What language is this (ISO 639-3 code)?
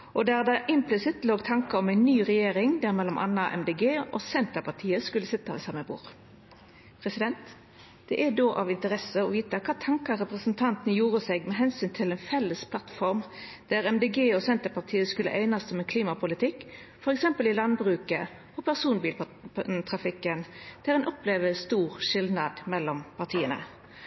nno